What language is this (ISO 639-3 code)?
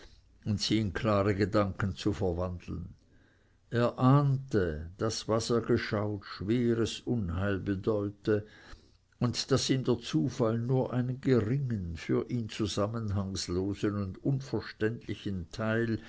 deu